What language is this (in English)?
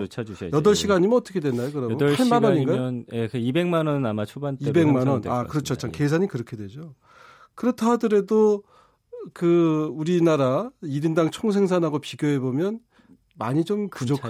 Korean